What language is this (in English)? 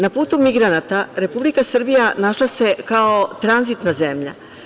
Serbian